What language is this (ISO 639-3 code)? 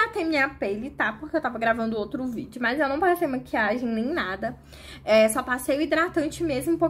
por